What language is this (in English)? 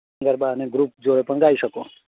Gujarati